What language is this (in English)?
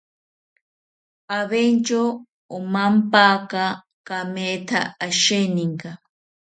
South Ucayali Ashéninka